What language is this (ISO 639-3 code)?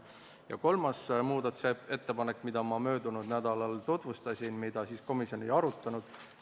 est